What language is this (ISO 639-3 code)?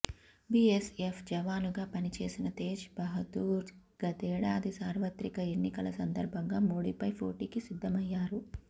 tel